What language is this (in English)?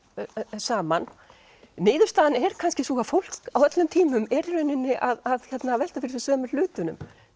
Icelandic